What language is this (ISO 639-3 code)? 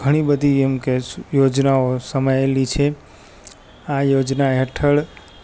guj